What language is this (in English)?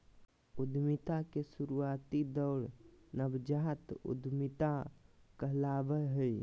Magahi